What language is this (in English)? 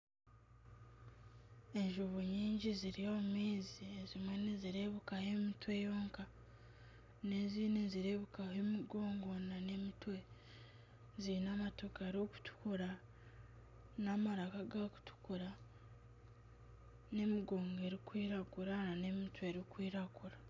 Nyankole